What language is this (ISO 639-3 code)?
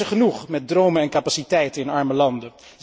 nld